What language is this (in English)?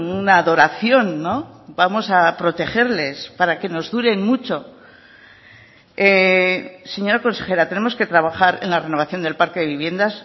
Spanish